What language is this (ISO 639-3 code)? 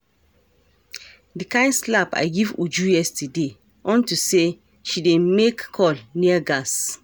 pcm